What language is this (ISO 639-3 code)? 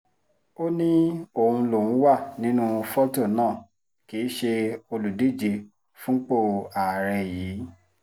yor